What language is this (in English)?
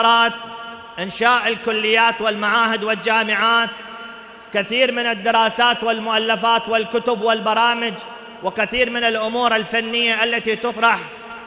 Arabic